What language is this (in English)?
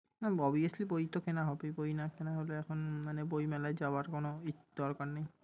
Bangla